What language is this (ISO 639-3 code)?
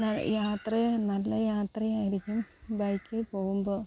mal